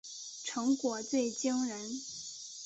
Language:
Chinese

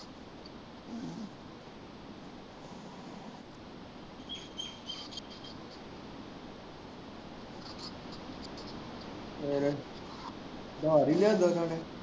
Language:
Punjabi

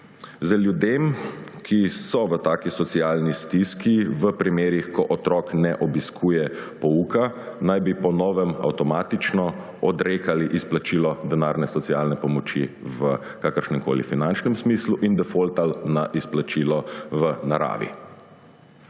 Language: Slovenian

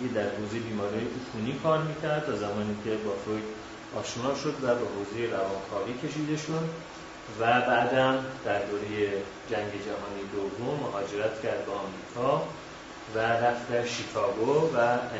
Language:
Persian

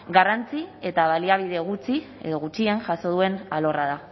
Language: Basque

